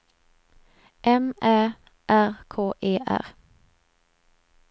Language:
Swedish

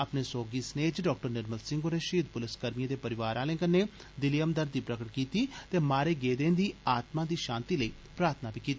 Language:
Dogri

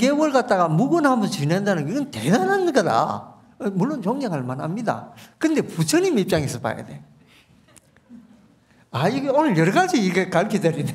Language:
Korean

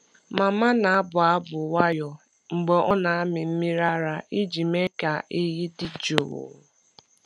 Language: Igbo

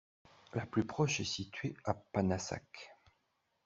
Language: French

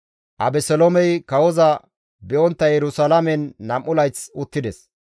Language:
Gamo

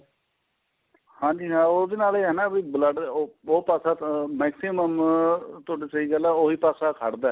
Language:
Punjabi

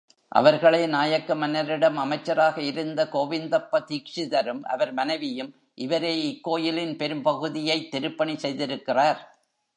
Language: Tamil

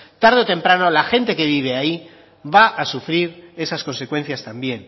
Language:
Spanish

